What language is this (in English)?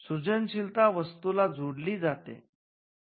Marathi